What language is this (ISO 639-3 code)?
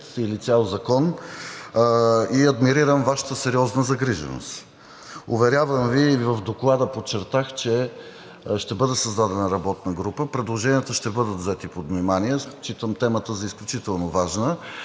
bul